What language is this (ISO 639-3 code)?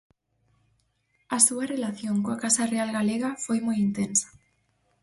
glg